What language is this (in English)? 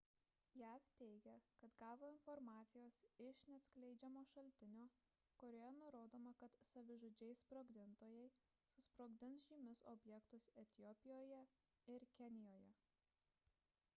Lithuanian